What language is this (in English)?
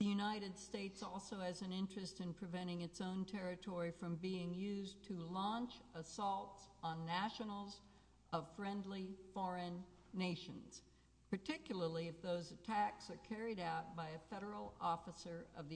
English